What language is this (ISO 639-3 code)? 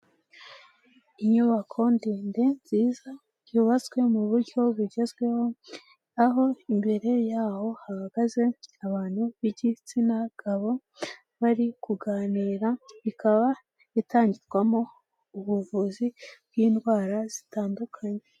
kin